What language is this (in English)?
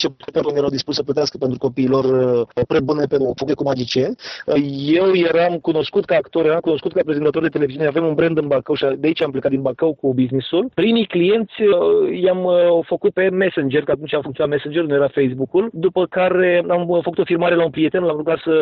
Romanian